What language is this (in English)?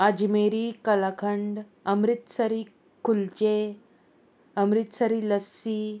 Konkani